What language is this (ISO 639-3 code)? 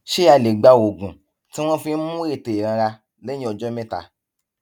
yor